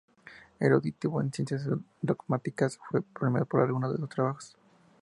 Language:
Spanish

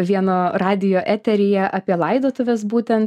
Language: Lithuanian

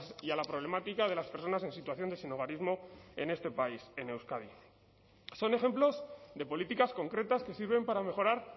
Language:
Spanish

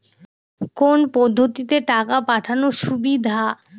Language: Bangla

